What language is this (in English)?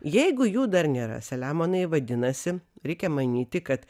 Lithuanian